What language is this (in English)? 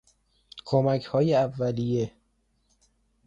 Persian